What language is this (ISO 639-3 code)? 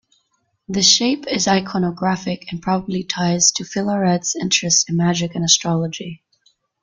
eng